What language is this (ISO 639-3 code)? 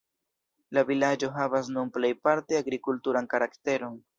epo